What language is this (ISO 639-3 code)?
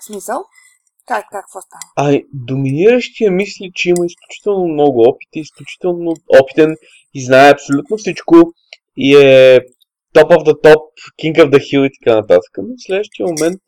bul